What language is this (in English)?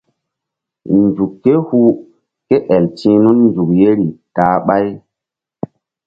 Mbum